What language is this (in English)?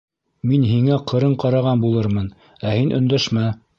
Bashkir